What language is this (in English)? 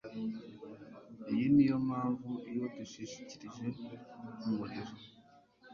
Kinyarwanda